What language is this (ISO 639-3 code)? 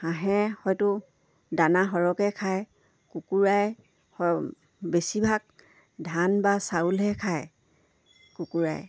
asm